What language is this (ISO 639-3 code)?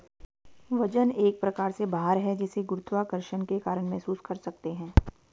hin